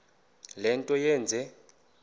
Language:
Xhosa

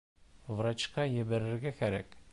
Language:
Bashkir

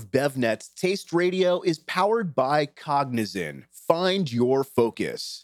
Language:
English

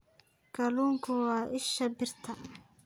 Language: Somali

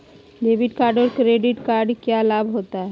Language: Magahi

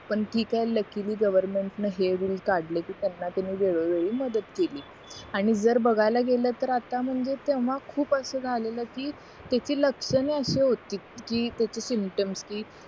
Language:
Marathi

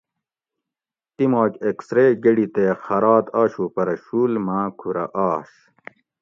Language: Gawri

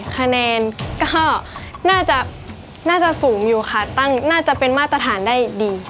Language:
Thai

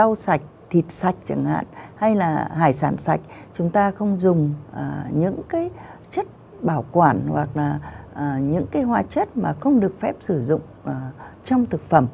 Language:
Vietnamese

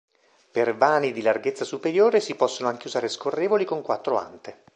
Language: Italian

